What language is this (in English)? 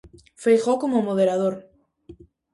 Galician